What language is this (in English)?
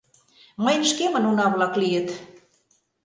Mari